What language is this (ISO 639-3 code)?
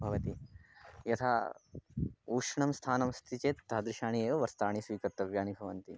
san